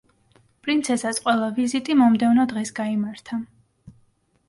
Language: Georgian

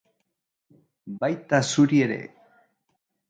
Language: Basque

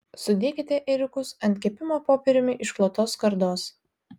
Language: Lithuanian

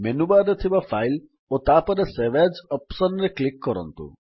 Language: Odia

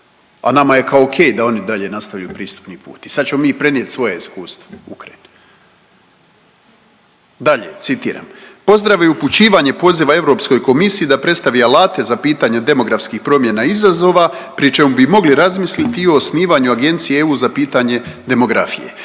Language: Croatian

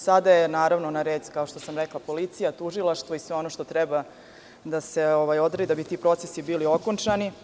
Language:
Serbian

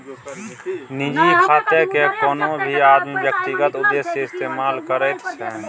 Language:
Maithili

